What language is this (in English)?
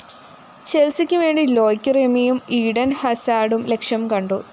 Malayalam